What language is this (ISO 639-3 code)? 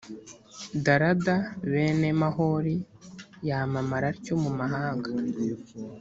kin